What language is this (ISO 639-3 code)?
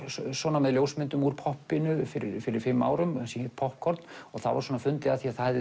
isl